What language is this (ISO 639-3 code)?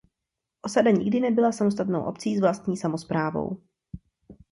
ces